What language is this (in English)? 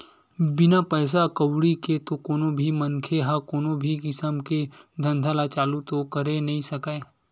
Chhattisgarhi